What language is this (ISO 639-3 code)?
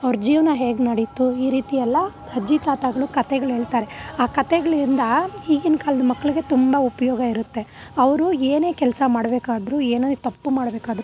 kan